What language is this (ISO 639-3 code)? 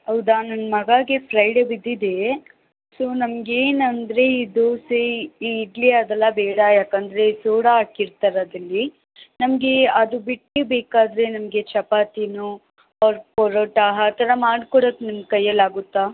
kan